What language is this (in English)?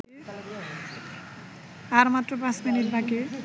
Bangla